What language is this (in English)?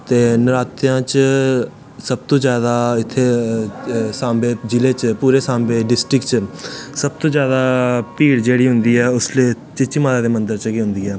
Dogri